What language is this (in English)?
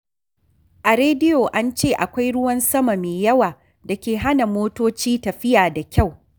Hausa